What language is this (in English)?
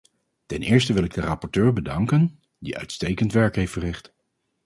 Dutch